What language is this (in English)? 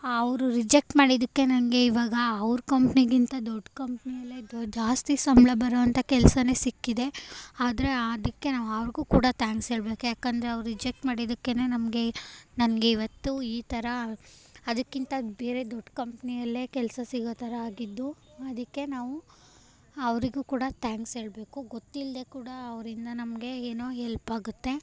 Kannada